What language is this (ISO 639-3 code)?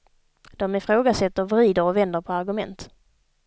swe